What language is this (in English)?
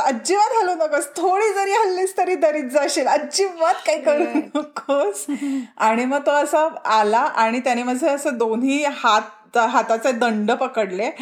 Marathi